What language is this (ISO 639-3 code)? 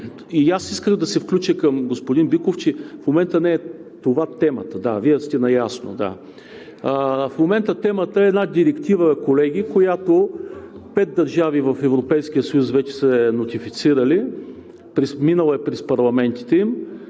bul